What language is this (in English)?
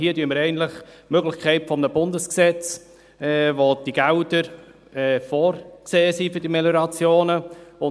Swiss German